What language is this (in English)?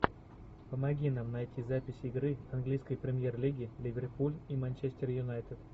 Russian